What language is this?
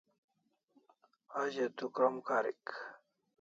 Kalasha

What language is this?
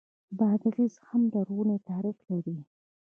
Pashto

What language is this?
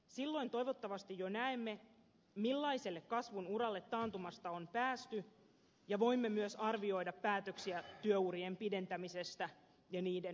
Finnish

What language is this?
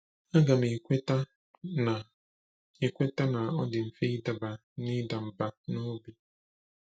Igbo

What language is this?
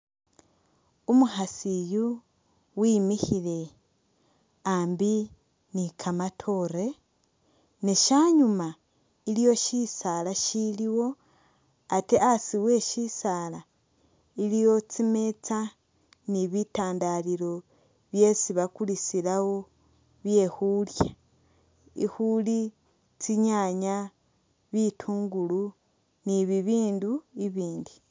Masaaba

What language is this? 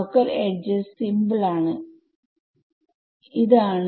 Malayalam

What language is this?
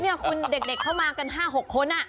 Thai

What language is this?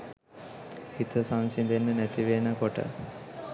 Sinhala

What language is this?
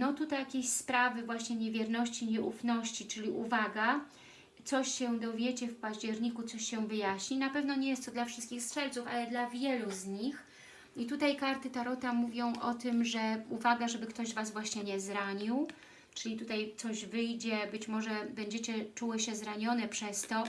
Polish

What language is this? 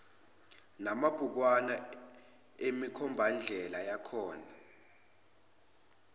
Zulu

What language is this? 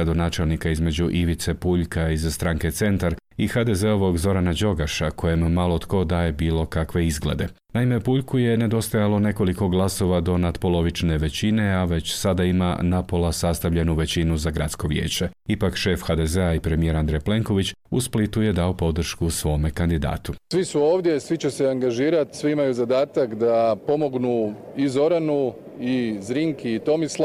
Croatian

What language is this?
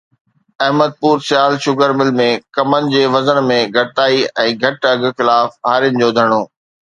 Sindhi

